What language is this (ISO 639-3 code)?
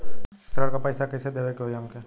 bho